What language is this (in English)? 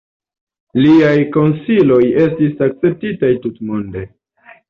Esperanto